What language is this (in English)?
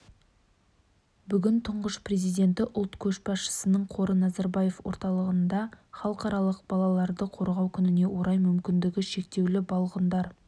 Kazakh